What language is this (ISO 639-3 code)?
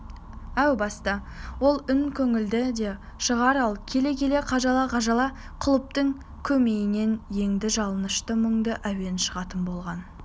kaz